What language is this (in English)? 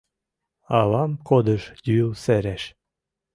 Mari